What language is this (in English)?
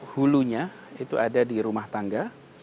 Indonesian